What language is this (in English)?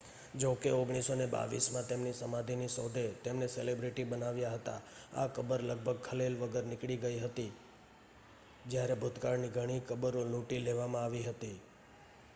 Gujarati